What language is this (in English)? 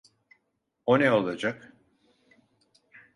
Turkish